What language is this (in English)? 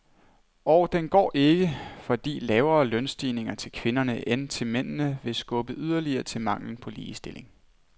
Danish